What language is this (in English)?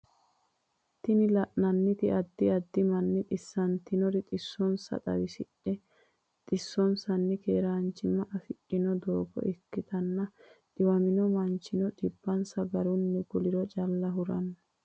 Sidamo